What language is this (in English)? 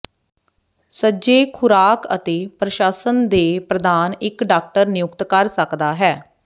Punjabi